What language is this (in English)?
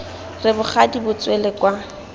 Tswana